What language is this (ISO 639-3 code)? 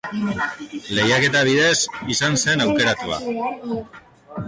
eus